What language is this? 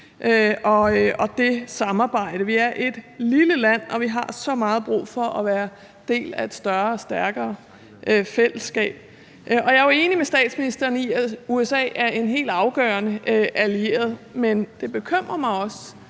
Danish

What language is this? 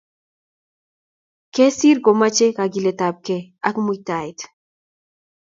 Kalenjin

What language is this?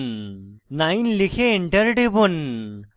Bangla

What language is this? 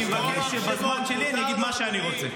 Hebrew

